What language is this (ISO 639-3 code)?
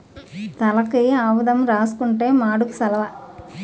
tel